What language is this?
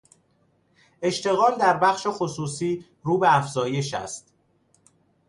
Persian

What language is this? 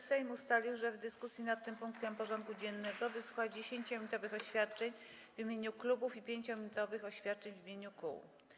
Polish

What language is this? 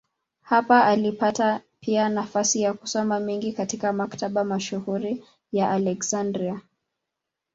Swahili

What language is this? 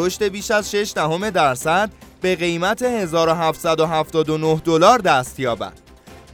Persian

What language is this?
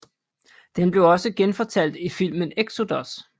Danish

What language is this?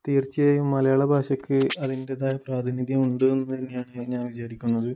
Malayalam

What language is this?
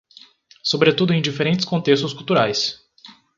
Portuguese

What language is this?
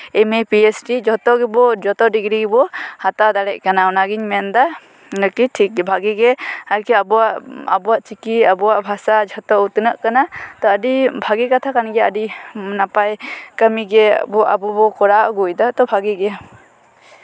Santali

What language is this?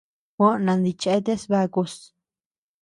Tepeuxila Cuicatec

